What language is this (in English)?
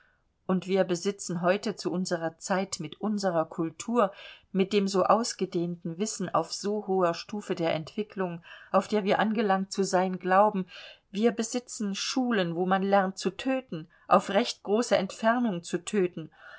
German